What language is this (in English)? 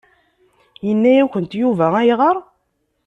Kabyle